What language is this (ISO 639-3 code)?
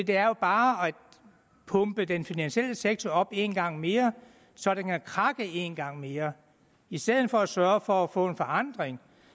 dan